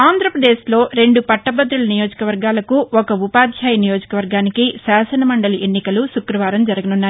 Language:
Telugu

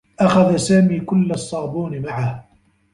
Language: Arabic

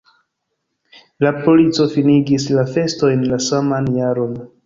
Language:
Esperanto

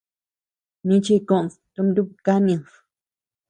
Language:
Tepeuxila Cuicatec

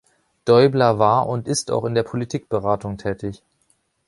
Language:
German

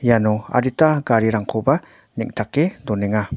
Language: Garo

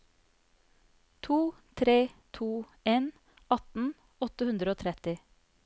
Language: Norwegian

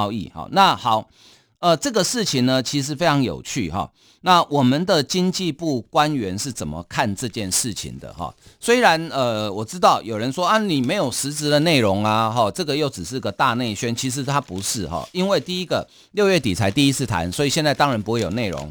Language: Chinese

